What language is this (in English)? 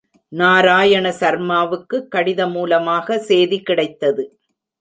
Tamil